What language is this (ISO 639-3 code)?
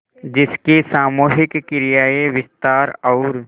hin